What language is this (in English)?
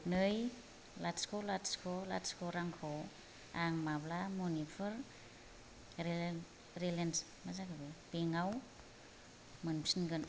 Bodo